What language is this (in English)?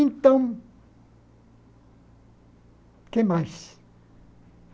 Portuguese